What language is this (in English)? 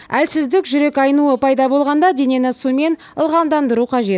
Kazakh